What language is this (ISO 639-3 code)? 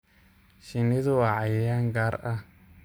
som